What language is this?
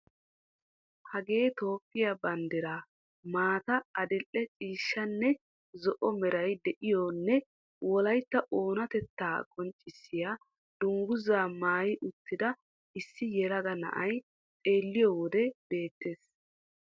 Wolaytta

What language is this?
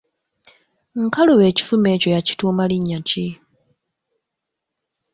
Ganda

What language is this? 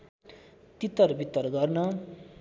Nepali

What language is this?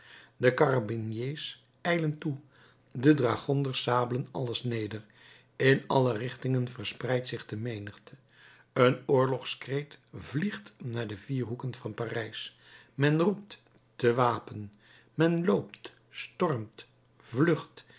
Dutch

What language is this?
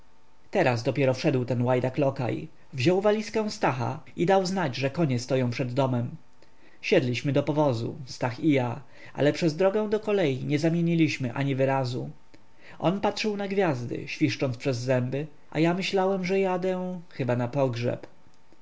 Polish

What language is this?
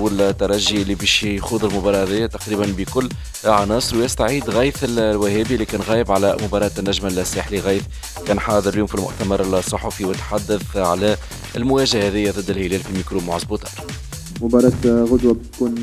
Arabic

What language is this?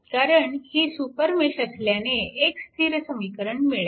Marathi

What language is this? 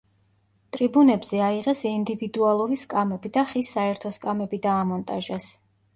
Georgian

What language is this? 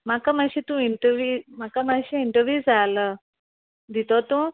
Konkani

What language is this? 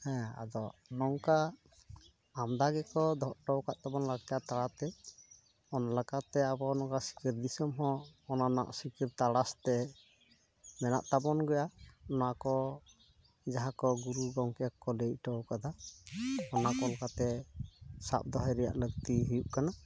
Santali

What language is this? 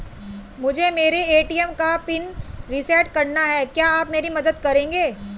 Hindi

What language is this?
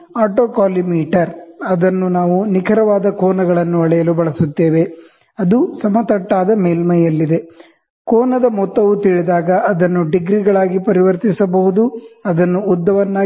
Kannada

